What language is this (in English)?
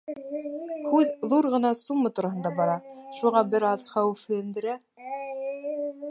Bashkir